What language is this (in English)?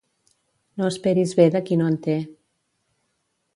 Catalan